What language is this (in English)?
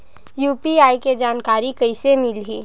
Chhattisgarhi